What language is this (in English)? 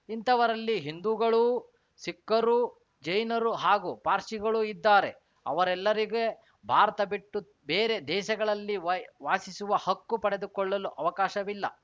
Kannada